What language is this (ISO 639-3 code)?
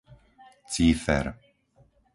slk